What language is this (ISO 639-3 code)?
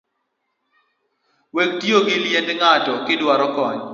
luo